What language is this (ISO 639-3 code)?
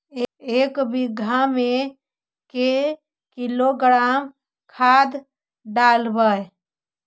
mag